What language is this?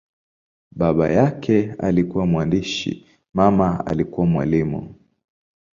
Swahili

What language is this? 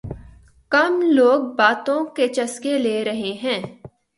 Urdu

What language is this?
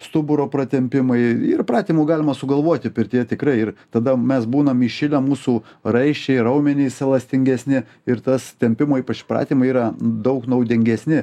Lithuanian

